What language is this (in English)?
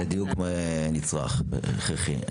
Hebrew